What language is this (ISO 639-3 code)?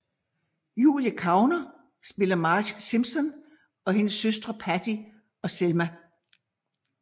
dan